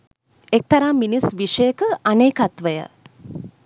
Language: Sinhala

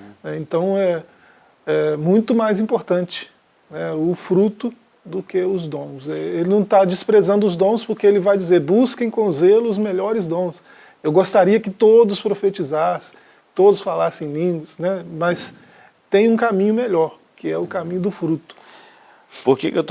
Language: Portuguese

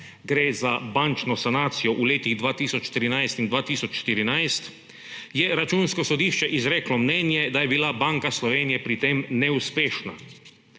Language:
Slovenian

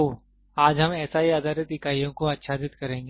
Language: Hindi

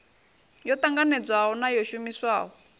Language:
Venda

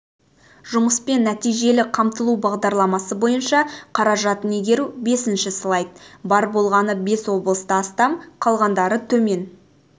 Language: Kazakh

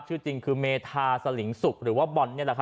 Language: Thai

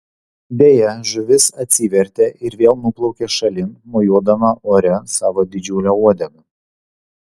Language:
Lithuanian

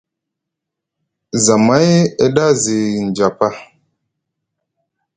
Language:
Musgu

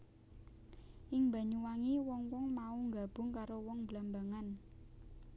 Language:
Javanese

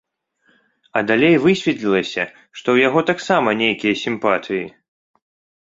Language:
Belarusian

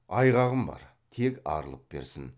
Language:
Kazakh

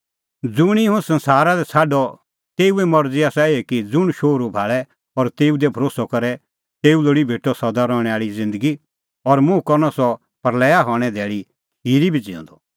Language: Kullu Pahari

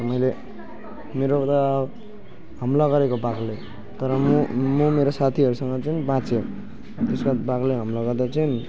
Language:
Nepali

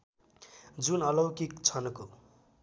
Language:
Nepali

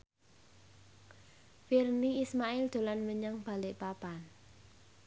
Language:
Javanese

